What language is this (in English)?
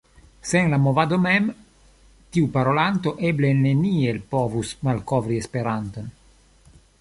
Esperanto